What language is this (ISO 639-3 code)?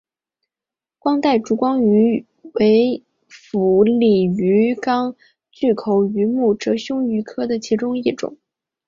zho